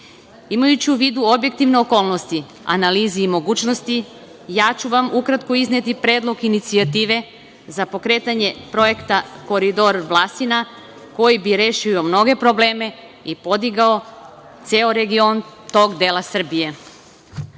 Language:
Serbian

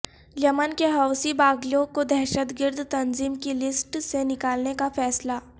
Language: Urdu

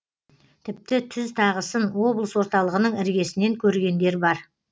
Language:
Kazakh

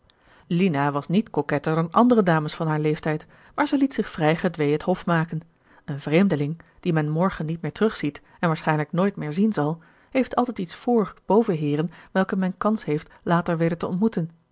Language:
Dutch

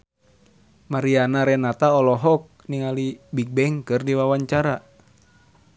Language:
Sundanese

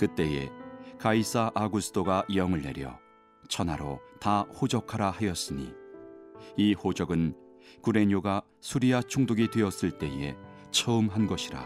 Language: Korean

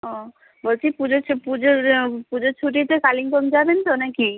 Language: Bangla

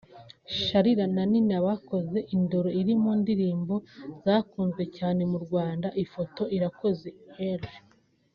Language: Kinyarwanda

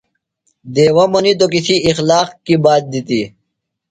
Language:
Phalura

